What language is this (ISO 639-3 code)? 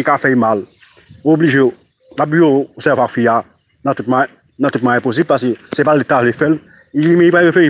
fra